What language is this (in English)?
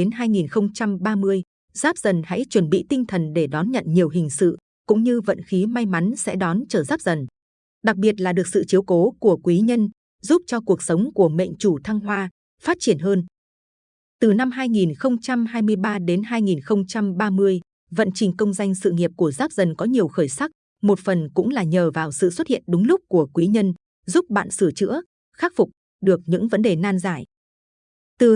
Vietnamese